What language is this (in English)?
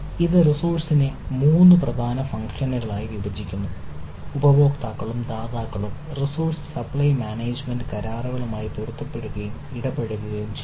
Malayalam